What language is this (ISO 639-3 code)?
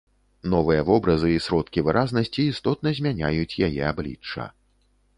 bel